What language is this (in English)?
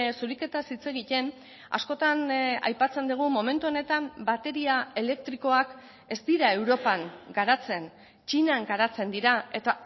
Basque